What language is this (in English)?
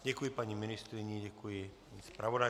Czech